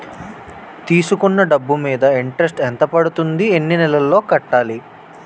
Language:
Telugu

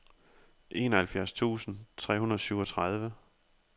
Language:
Danish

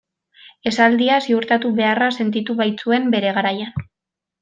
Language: Basque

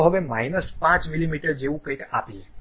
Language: Gujarati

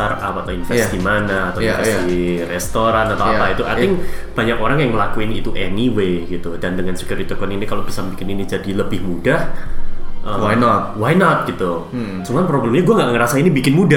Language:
Indonesian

